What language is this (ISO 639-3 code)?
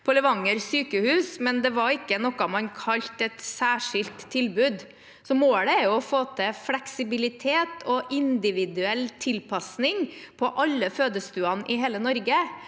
nor